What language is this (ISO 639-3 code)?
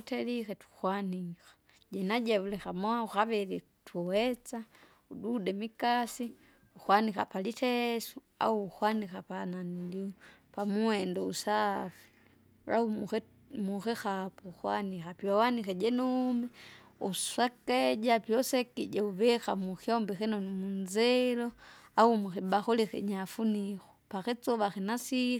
zga